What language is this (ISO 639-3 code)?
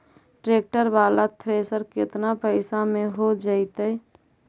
mag